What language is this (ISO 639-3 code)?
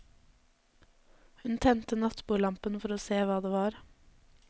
nor